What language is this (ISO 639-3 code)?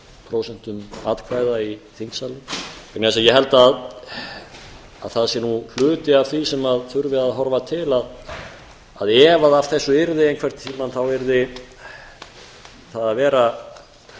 isl